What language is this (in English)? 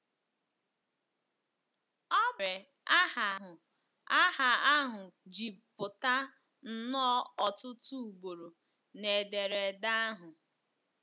Igbo